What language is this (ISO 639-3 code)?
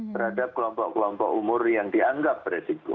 ind